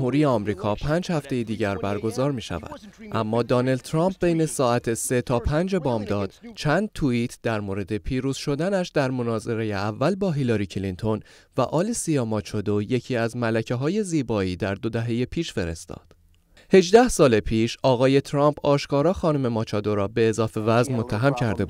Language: Persian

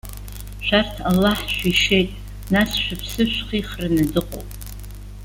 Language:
Abkhazian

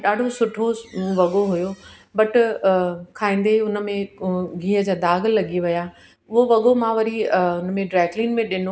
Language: Sindhi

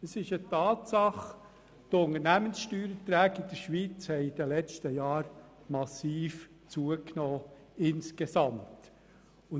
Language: Swiss German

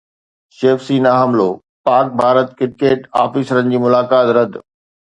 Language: Sindhi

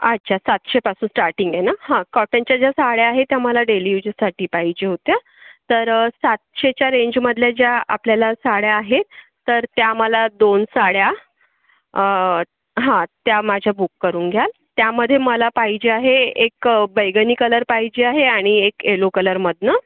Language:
Marathi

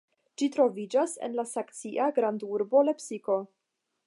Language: Esperanto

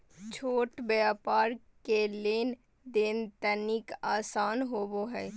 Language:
Magahi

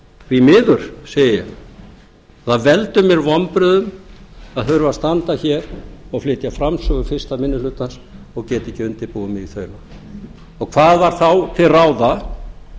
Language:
Icelandic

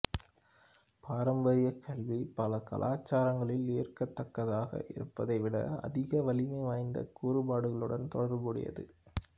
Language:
Tamil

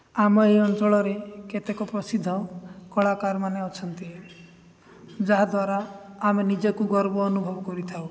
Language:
Odia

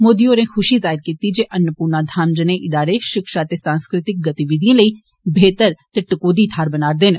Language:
Dogri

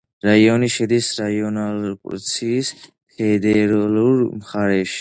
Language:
Georgian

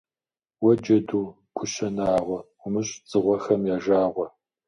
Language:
Kabardian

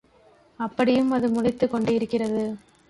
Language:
Tamil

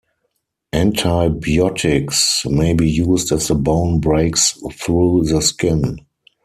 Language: English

